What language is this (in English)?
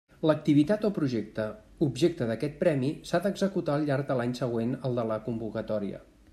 Catalan